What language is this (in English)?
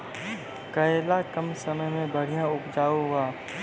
Maithili